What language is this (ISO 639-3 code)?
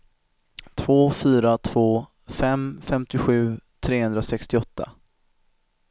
swe